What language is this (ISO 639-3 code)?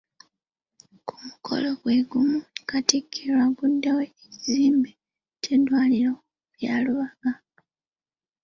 lug